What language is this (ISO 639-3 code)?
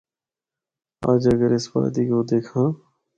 hno